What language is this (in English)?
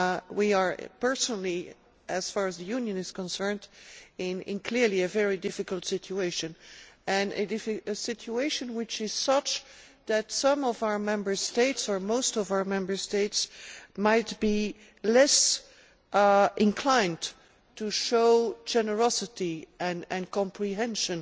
English